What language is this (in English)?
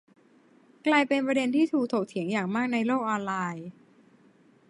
Thai